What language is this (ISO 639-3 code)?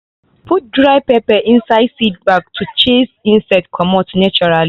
pcm